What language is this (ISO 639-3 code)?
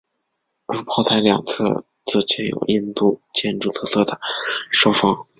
zho